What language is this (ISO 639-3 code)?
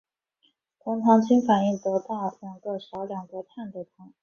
zho